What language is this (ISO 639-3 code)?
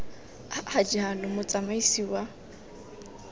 tsn